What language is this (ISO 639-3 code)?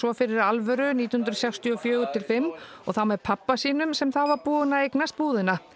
isl